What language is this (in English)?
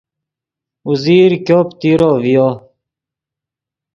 Yidgha